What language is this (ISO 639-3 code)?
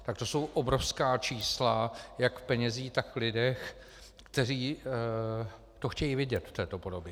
ces